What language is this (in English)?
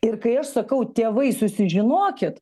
Lithuanian